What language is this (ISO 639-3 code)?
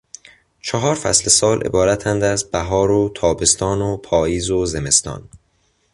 fas